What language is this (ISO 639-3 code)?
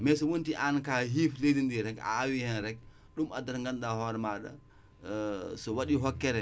wol